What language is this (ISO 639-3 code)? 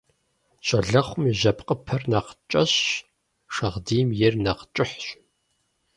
kbd